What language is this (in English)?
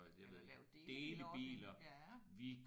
Danish